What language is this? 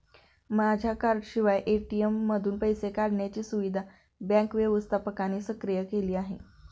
Marathi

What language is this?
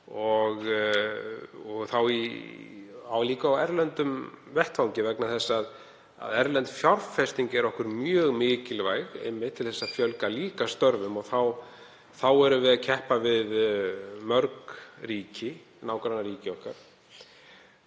Icelandic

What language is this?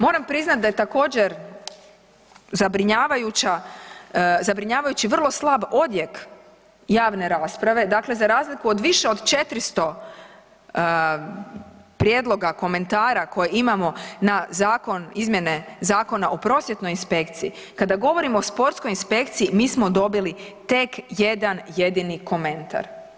Croatian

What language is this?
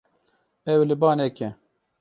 Kurdish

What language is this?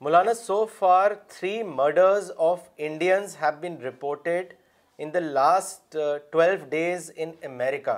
Urdu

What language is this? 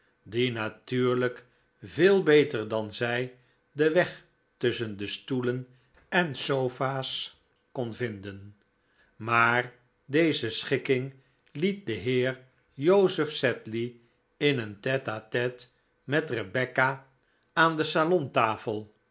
Dutch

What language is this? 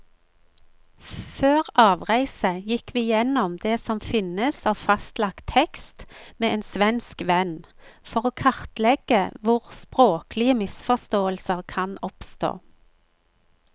Norwegian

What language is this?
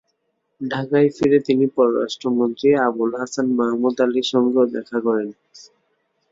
Bangla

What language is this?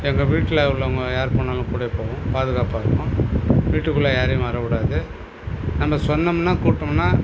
Tamil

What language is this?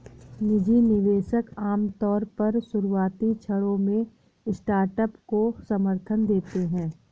Hindi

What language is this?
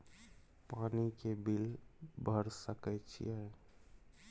Maithili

